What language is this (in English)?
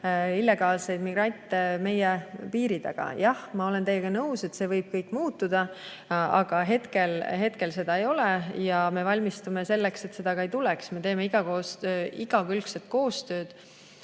Estonian